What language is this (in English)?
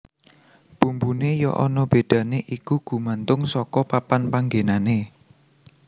Javanese